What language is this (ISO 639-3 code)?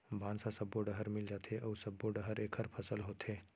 hne